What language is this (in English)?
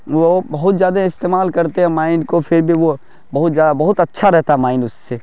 Urdu